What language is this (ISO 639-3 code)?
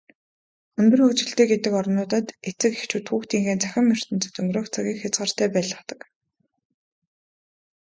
mon